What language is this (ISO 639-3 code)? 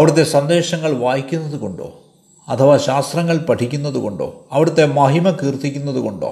mal